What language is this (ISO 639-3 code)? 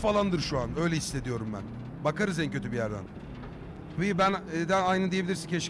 tur